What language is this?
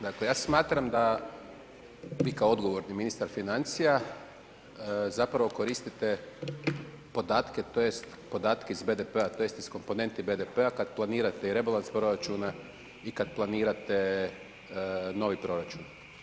Croatian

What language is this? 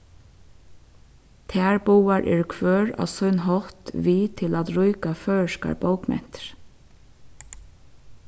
Faroese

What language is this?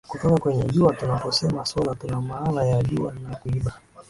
Swahili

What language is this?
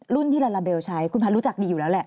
Thai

